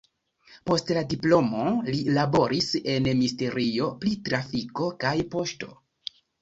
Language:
Esperanto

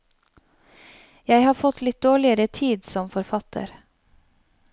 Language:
Norwegian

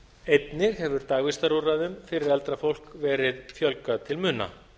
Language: Icelandic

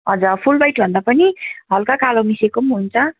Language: Nepali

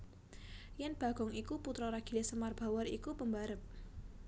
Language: Javanese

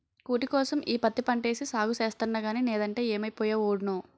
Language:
Telugu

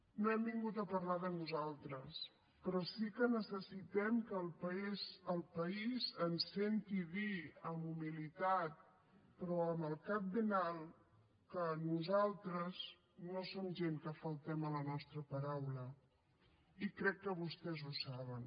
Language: Catalan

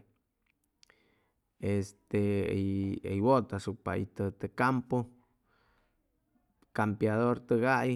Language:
Chimalapa Zoque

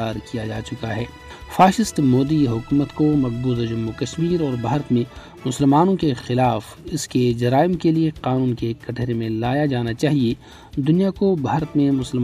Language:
Urdu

